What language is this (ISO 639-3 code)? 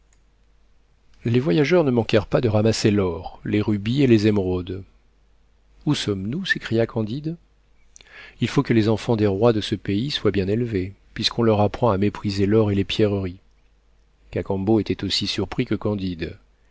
fra